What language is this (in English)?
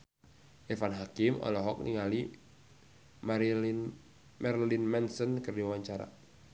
Sundanese